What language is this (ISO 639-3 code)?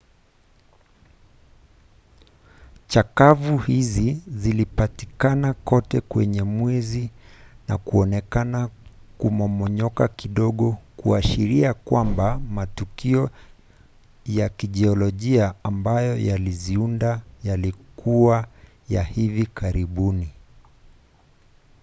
swa